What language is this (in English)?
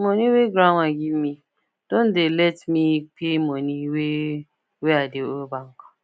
Nigerian Pidgin